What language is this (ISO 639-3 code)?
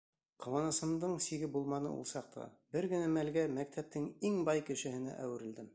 bak